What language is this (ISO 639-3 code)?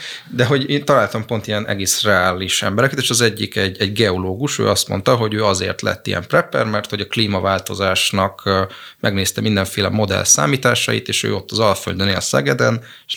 hun